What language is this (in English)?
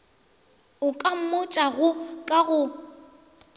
Northern Sotho